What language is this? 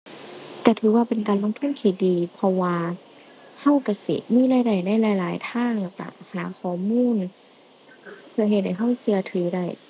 Thai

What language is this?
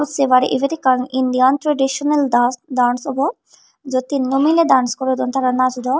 Chakma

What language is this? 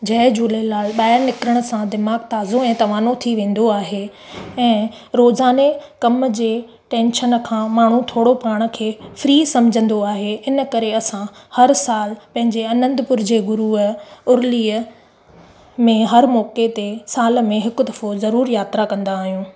Sindhi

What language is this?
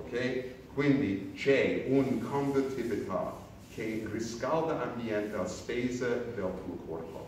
Italian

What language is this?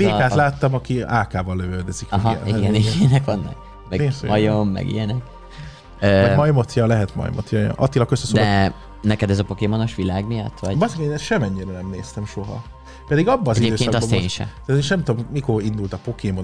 Hungarian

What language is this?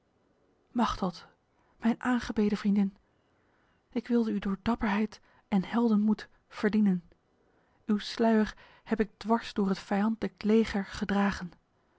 Dutch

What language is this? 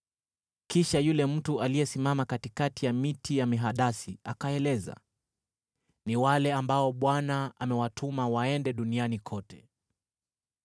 Swahili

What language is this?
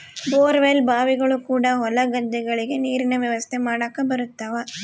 Kannada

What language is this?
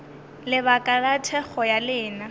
Northern Sotho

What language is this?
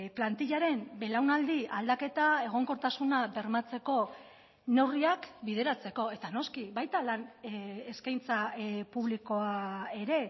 Basque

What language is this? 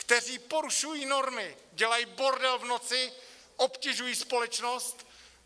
Czech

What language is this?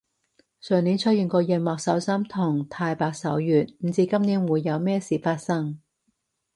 Cantonese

